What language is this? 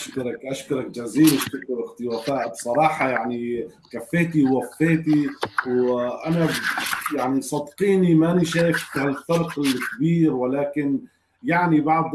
Arabic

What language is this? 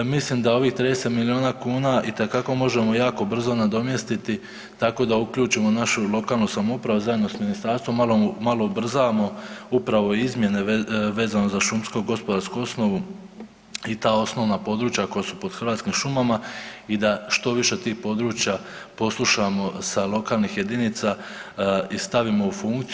Croatian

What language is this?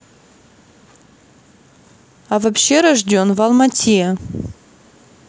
Russian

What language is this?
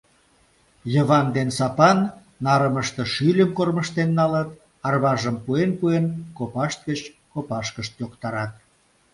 Mari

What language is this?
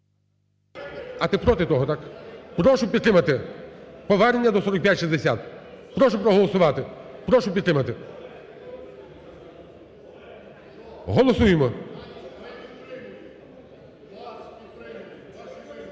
Ukrainian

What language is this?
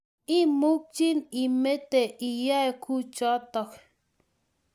Kalenjin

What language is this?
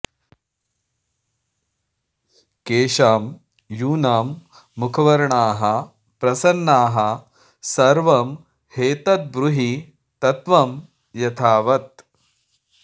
Sanskrit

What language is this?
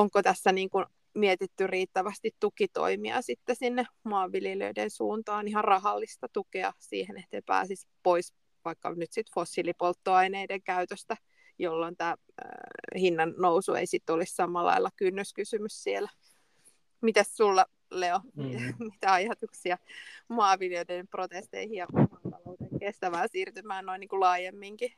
Finnish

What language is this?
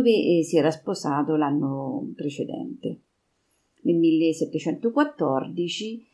Italian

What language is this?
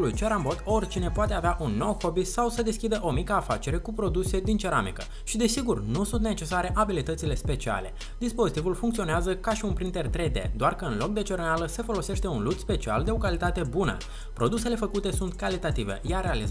Romanian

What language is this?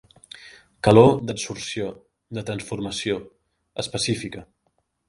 Catalan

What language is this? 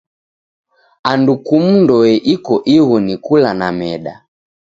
Taita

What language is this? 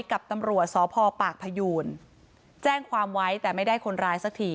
Thai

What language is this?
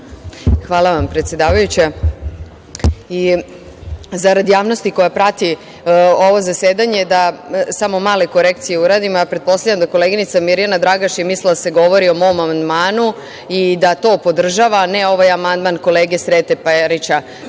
Serbian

